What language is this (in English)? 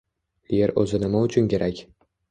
Uzbek